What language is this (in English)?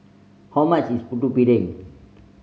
English